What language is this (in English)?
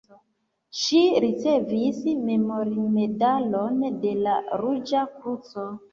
Esperanto